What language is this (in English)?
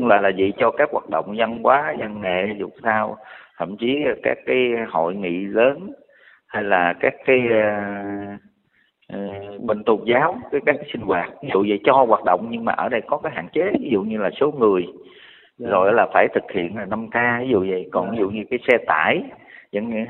Vietnamese